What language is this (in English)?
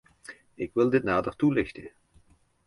Dutch